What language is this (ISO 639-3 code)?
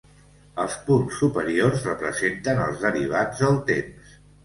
cat